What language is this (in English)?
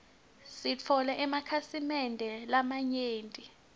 Swati